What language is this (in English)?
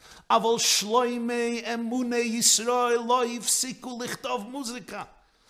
Hebrew